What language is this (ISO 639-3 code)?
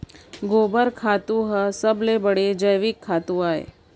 hne